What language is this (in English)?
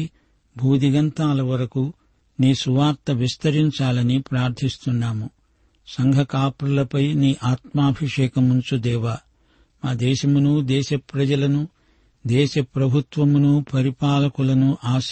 Telugu